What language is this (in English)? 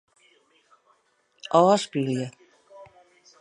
Western Frisian